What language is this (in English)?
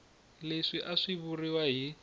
Tsonga